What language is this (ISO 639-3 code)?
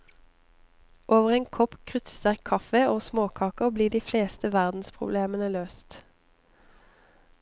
nor